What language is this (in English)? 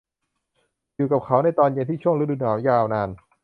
Thai